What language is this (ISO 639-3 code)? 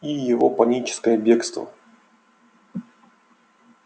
rus